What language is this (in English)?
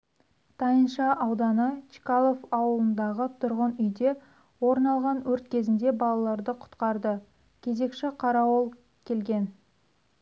Kazakh